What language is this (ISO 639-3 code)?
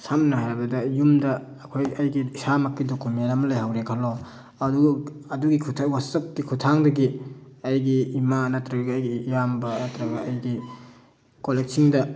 mni